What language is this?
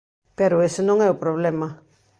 Galician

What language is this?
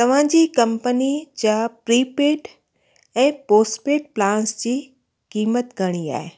Sindhi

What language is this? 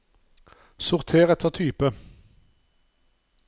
Norwegian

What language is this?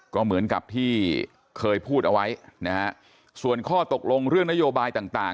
Thai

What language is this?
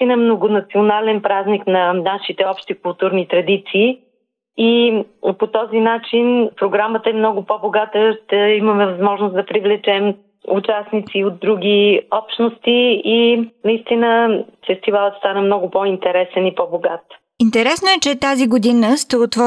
Bulgarian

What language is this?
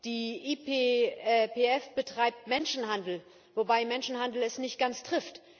German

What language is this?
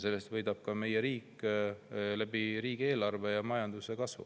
Estonian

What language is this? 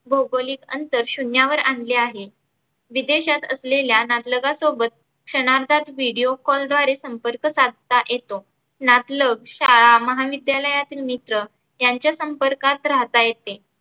Marathi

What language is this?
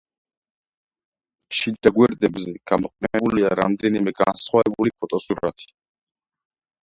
Georgian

